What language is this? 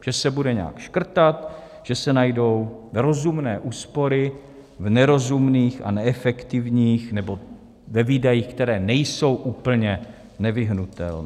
Czech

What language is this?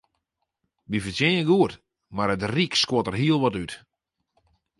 Western Frisian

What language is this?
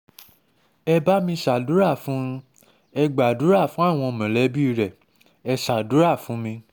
Yoruba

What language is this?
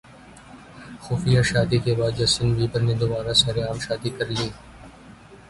Urdu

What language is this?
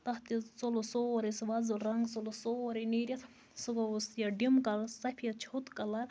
Kashmiri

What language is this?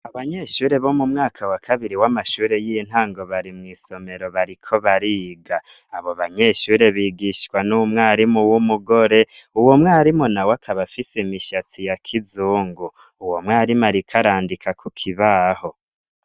Rundi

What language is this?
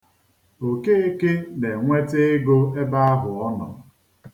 Igbo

